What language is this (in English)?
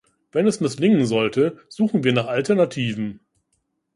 German